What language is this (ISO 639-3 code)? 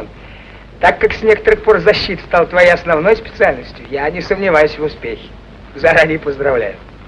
rus